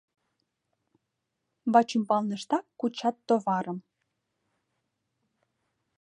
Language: Mari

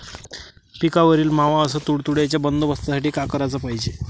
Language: Marathi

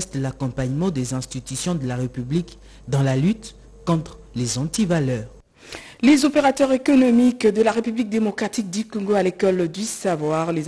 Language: French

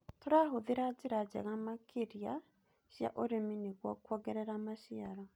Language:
Kikuyu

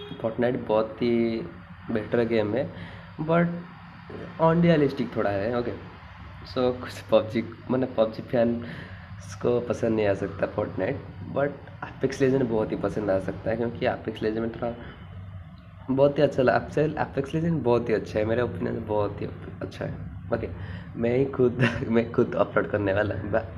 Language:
Hindi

